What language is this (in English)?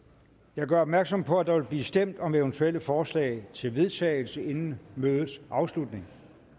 Danish